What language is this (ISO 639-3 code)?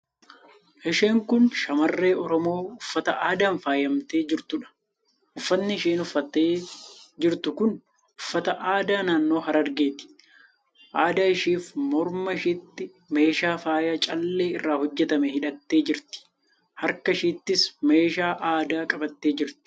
orm